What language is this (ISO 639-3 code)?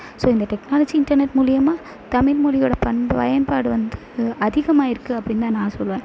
tam